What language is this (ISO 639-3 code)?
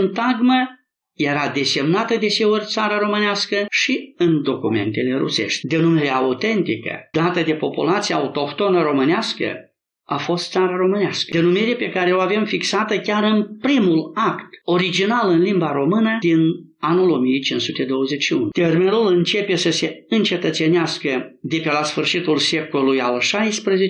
ron